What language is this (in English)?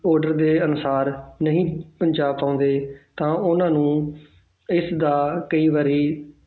Punjabi